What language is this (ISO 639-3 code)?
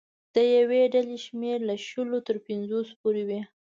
pus